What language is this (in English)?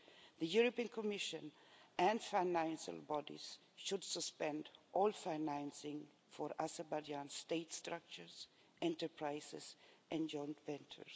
English